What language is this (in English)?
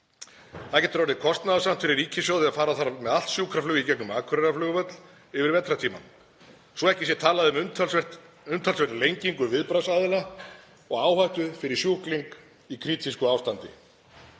Icelandic